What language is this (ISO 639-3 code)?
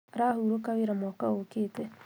kik